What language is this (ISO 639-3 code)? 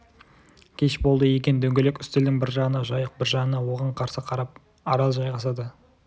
kaz